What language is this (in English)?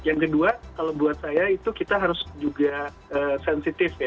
Indonesian